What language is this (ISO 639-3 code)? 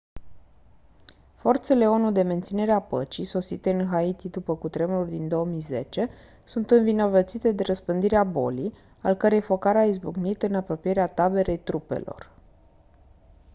ron